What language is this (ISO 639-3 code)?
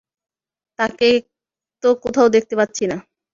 ben